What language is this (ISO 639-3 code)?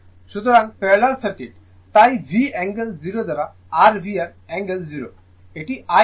ben